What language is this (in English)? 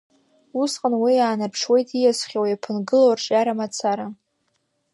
Abkhazian